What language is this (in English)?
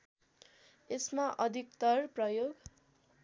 Nepali